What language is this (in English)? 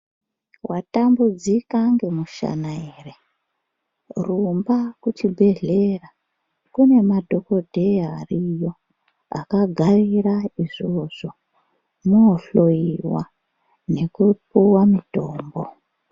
Ndau